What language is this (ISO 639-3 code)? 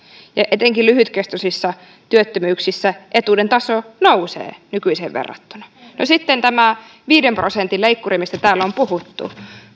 fin